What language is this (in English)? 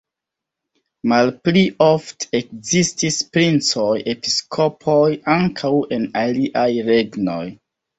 Esperanto